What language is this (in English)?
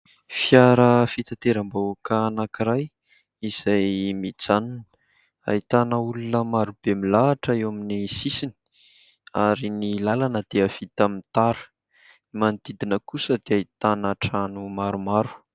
Malagasy